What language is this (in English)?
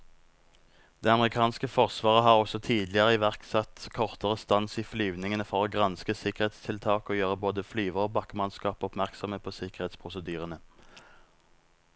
Norwegian